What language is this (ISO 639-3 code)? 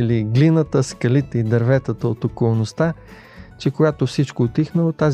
bul